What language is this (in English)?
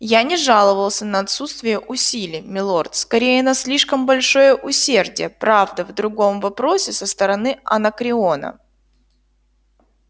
Russian